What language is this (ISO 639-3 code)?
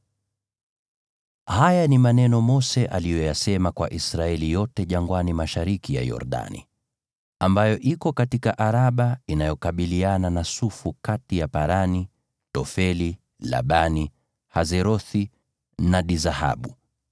swa